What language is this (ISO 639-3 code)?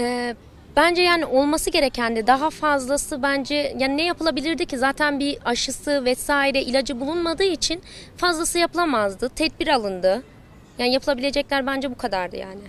tur